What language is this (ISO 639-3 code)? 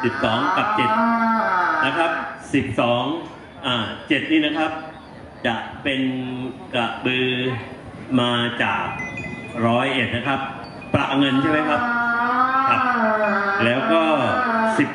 tha